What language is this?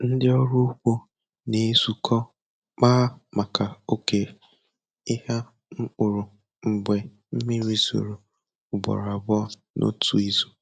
Igbo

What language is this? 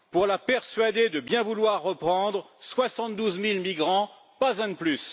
French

